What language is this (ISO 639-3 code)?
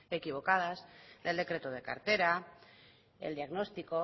spa